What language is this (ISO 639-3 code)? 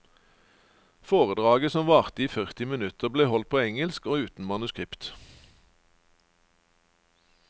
nor